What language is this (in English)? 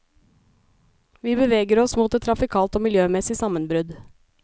Norwegian